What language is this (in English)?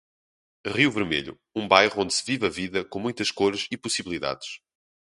Portuguese